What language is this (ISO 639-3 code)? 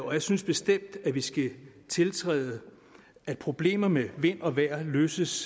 dan